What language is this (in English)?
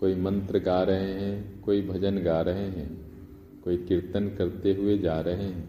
Hindi